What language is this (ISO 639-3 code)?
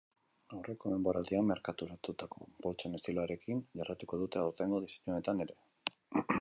eus